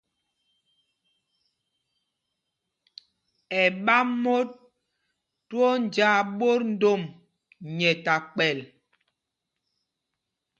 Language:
Mpumpong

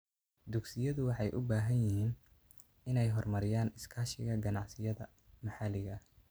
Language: Somali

